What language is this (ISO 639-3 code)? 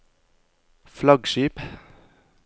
nor